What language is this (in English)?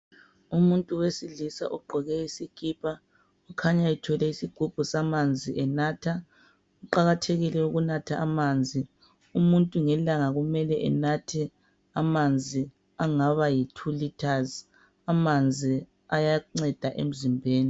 North Ndebele